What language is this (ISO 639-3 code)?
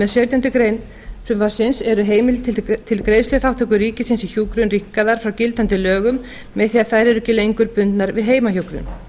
isl